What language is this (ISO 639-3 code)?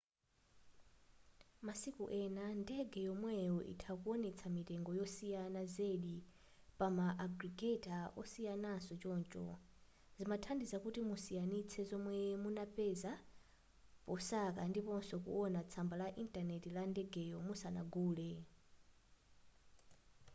nya